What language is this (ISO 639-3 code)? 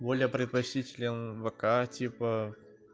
rus